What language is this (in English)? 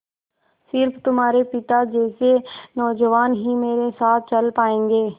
Hindi